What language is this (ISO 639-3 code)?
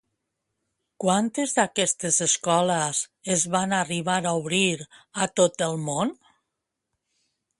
cat